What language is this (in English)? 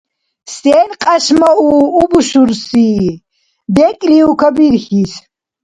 Dargwa